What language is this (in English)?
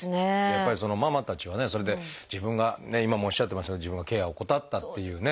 Japanese